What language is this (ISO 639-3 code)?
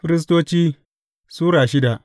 hau